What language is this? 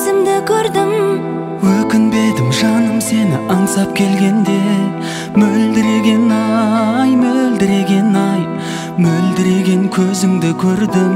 Turkish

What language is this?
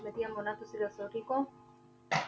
Punjabi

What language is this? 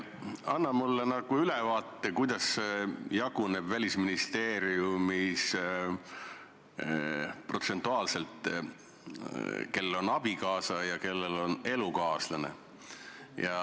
Estonian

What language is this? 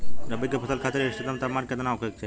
Bhojpuri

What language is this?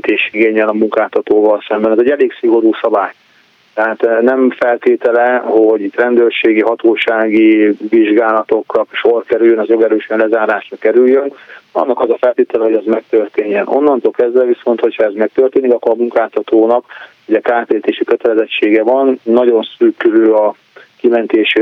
Hungarian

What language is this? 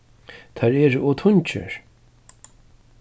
Faroese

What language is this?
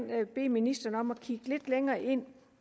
Danish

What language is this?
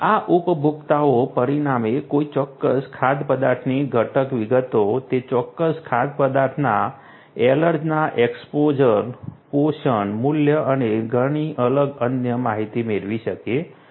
Gujarati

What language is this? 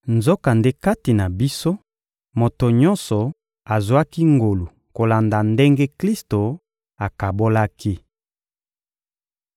Lingala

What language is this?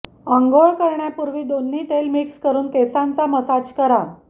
Marathi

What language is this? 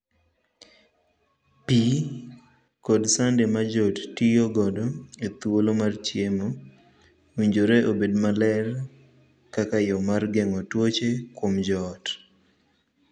Luo (Kenya and Tanzania)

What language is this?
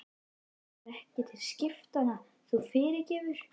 Icelandic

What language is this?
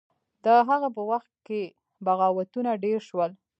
Pashto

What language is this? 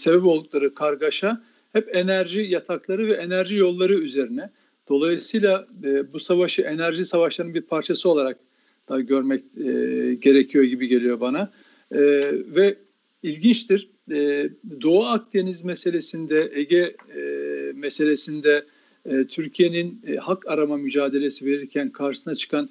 Turkish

